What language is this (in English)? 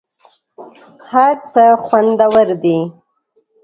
Pashto